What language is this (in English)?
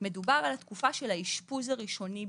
Hebrew